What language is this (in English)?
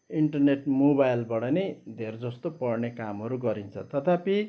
Nepali